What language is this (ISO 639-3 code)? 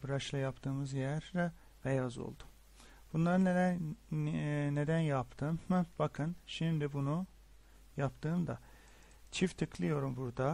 tur